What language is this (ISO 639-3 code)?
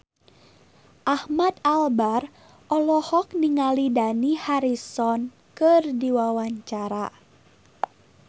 sun